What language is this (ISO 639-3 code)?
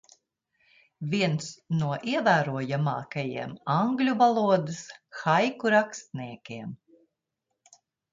lav